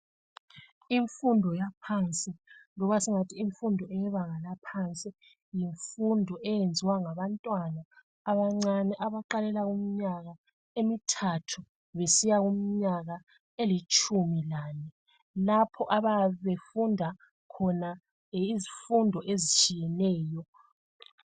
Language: North Ndebele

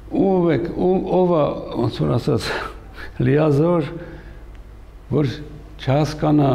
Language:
Romanian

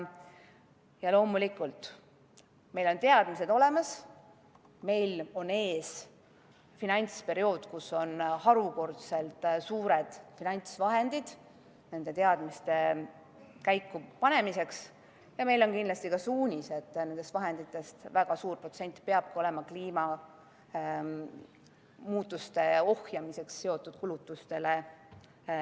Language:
Estonian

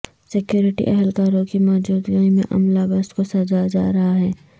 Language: Urdu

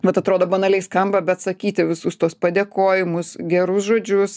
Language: Lithuanian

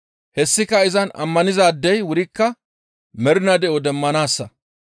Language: Gamo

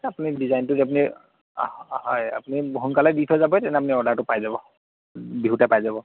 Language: Assamese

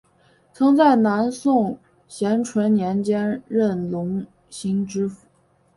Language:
Chinese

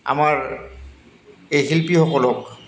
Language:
Assamese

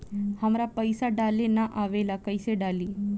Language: Bhojpuri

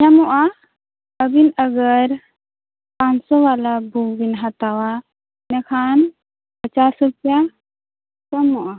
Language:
Santali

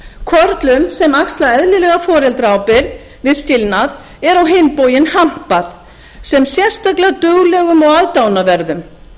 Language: Icelandic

